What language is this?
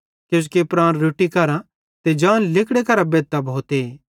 Bhadrawahi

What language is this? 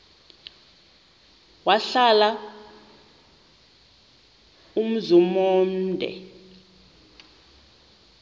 Xhosa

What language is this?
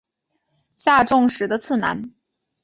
Chinese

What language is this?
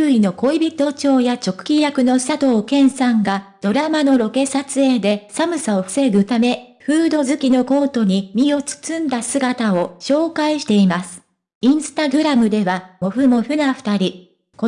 Japanese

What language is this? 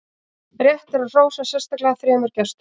Icelandic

